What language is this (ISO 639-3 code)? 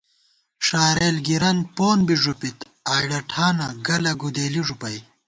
gwt